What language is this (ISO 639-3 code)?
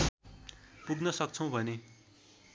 nep